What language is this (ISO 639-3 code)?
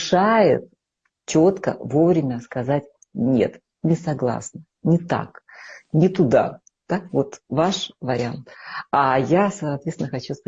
rus